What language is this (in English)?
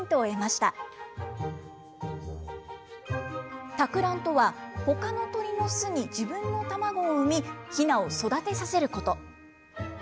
Japanese